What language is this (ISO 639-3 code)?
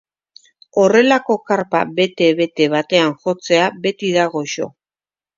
eus